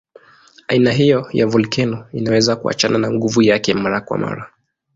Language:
Swahili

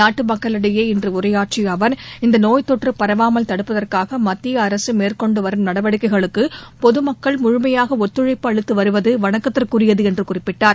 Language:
Tamil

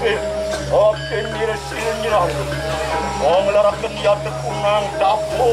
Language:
Arabic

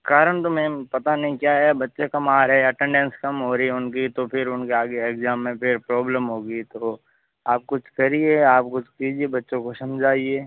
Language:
Hindi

